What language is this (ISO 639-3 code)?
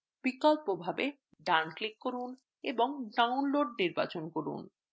ben